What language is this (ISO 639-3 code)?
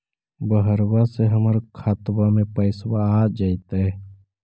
mag